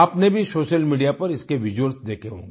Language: Hindi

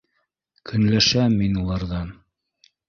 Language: Bashkir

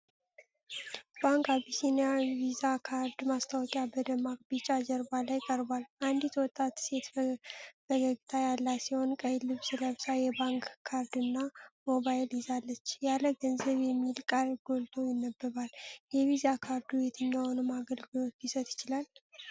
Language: Amharic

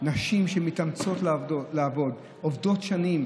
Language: Hebrew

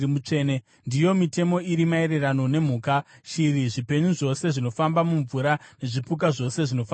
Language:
Shona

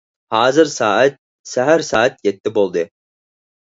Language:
Uyghur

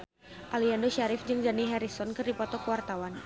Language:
Sundanese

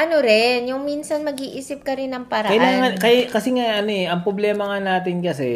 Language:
Filipino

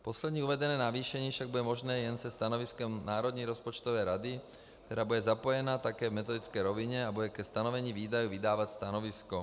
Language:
Czech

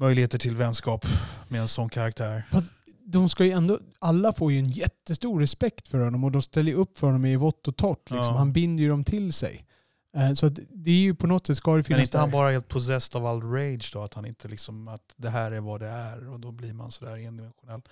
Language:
Swedish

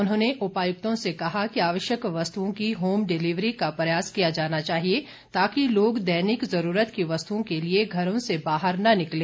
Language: Hindi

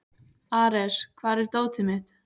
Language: Icelandic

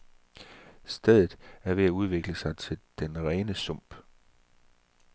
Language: Danish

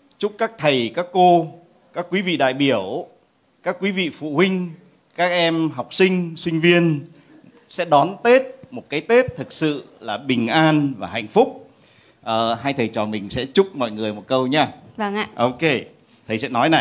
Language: Vietnamese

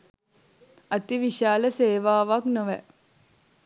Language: Sinhala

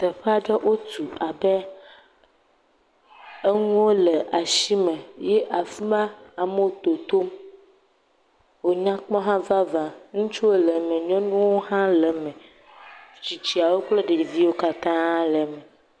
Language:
Ewe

